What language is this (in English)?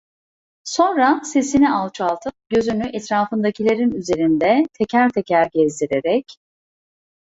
Turkish